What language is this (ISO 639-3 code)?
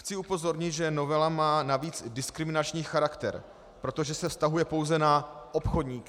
ces